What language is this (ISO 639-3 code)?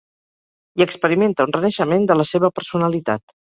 cat